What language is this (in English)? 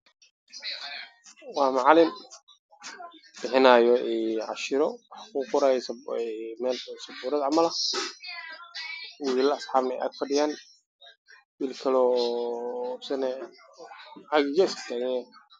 Somali